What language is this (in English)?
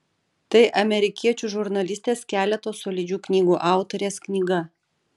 Lithuanian